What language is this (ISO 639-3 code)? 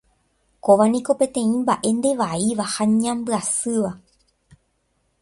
grn